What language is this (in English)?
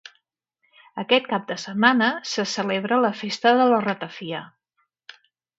Catalan